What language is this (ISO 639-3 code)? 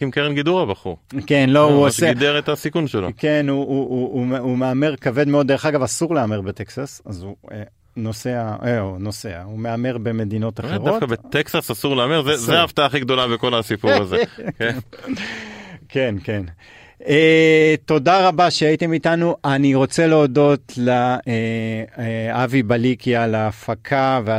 heb